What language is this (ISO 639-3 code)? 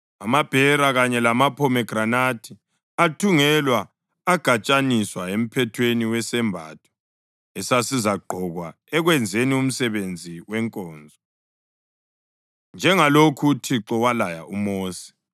nde